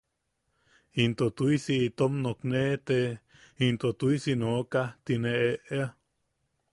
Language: Yaqui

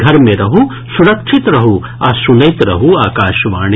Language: Maithili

